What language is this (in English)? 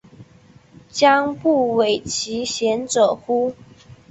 Chinese